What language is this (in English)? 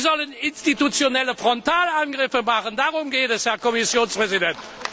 German